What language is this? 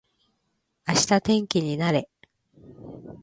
Japanese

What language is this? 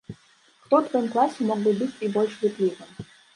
Belarusian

